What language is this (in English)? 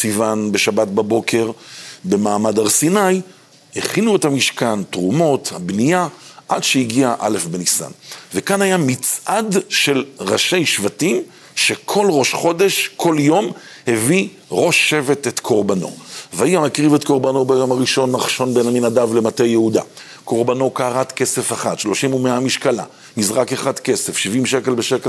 Hebrew